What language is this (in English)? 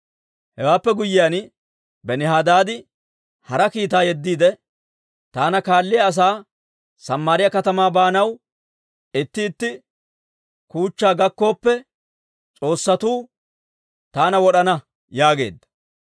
Dawro